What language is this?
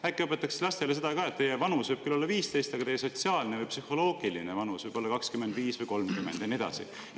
Estonian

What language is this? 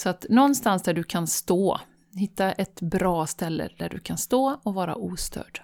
Swedish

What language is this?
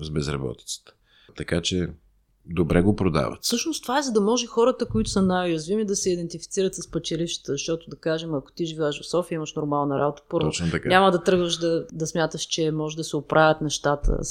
Bulgarian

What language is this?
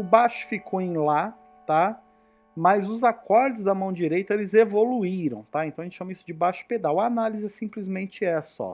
Portuguese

